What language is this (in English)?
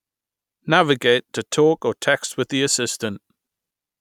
English